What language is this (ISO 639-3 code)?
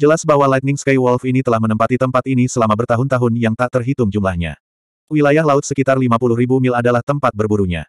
ind